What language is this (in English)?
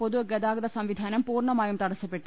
Malayalam